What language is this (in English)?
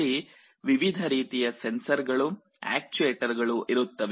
Kannada